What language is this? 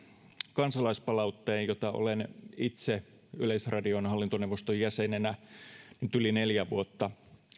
Finnish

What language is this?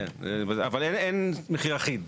Hebrew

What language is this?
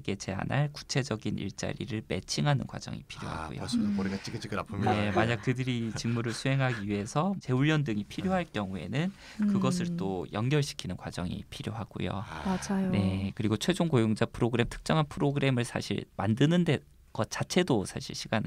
Korean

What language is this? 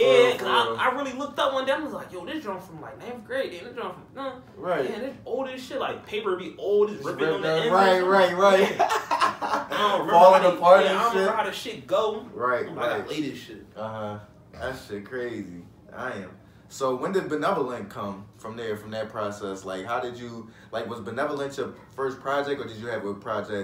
English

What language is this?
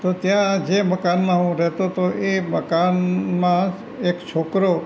Gujarati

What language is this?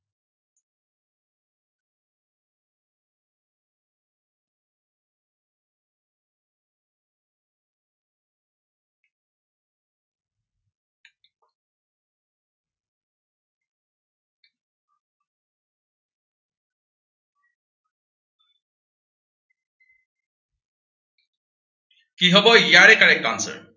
Assamese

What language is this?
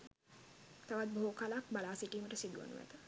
Sinhala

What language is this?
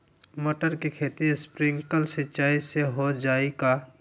Magahi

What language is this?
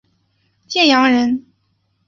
Chinese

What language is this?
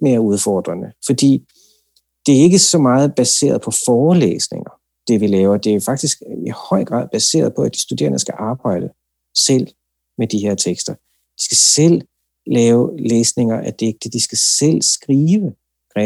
Danish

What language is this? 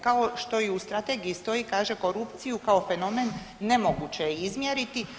Croatian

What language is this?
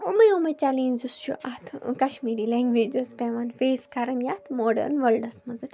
Kashmiri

